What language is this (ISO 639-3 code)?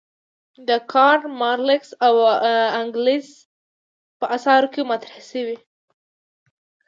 pus